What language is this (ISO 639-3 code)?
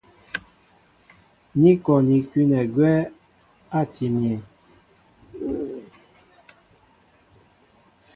mbo